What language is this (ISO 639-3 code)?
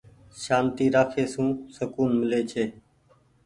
gig